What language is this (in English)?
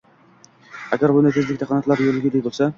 Uzbek